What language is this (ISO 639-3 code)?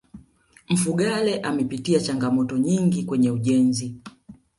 swa